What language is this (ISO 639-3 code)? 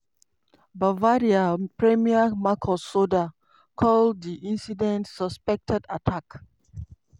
pcm